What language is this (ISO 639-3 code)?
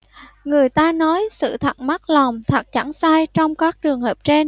vie